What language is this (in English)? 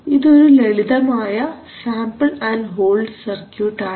Malayalam